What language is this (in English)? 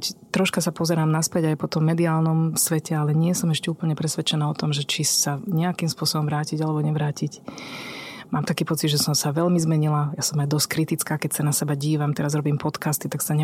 Slovak